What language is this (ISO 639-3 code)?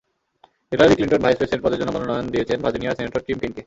ben